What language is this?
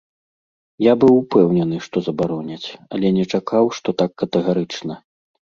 Belarusian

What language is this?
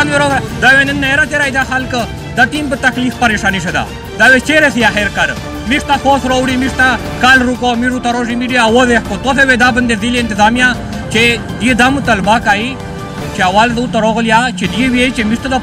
Romanian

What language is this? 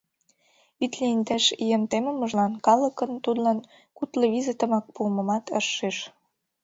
Mari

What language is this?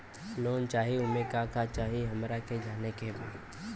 Bhojpuri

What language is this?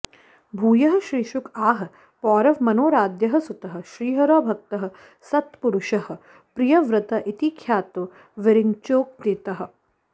Sanskrit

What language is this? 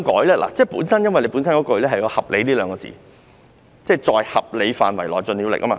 Cantonese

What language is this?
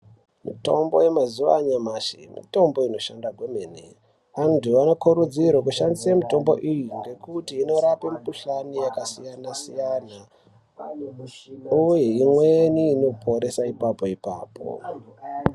Ndau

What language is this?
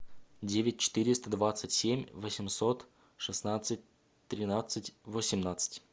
Russian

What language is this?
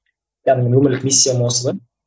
Kazakh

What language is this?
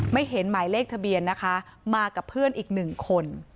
Thai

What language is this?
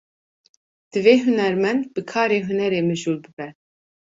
Kurdish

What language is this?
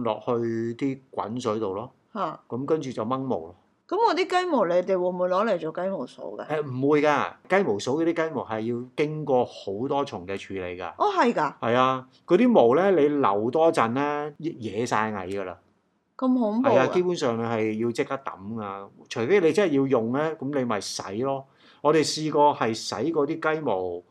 Chinese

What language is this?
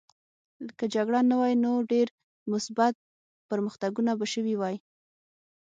Pashto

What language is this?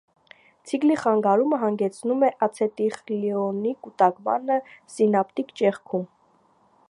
Armenian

